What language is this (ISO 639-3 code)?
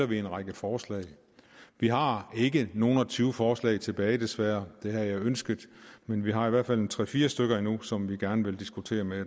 dan